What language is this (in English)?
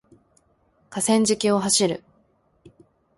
Japanese